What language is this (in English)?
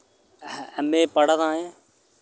Dogri